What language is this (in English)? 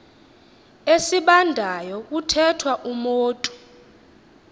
Xhosa